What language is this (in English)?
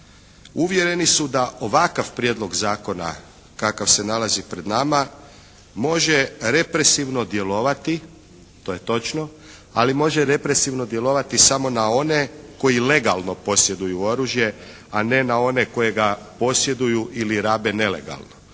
Croatian